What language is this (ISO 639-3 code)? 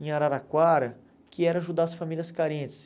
por